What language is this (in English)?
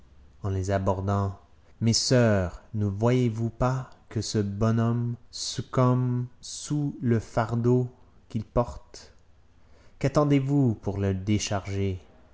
French